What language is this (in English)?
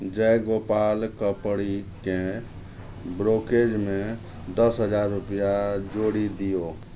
Maithili